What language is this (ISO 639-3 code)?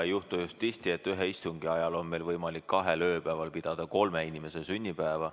est